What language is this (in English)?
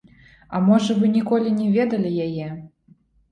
Belarusian